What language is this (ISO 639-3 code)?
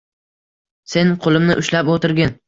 uzb